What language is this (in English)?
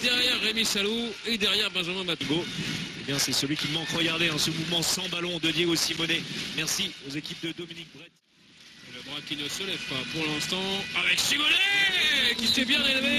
French